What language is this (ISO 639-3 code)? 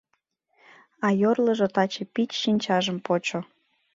chm